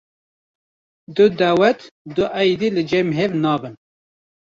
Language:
Kurdish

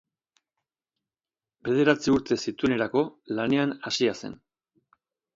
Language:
Basque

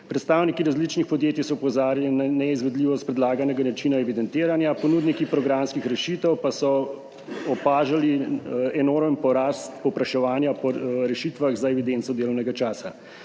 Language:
Slovenian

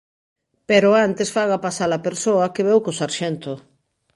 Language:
Galician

